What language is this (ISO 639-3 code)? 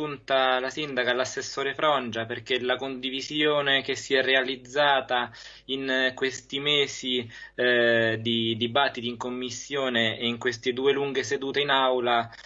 ita